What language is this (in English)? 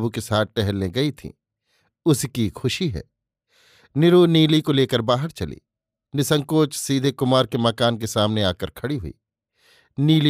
Hindi